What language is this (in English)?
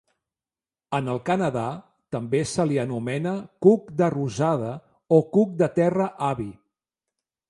Catalan